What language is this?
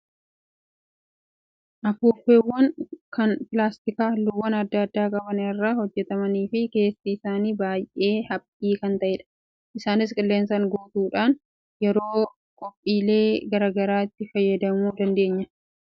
Oromo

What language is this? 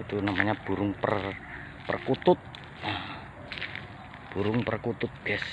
Indonesian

